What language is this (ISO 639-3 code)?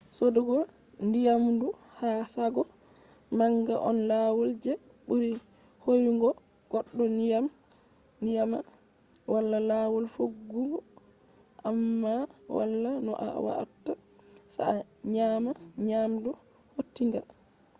ful